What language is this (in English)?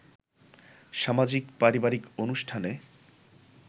Bangla